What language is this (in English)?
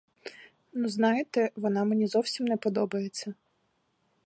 Ukrainian